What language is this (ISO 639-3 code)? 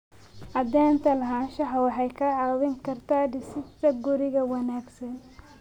som